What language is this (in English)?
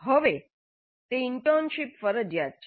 Gujarati